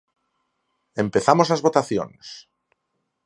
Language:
Galician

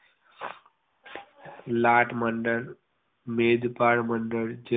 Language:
Gujarati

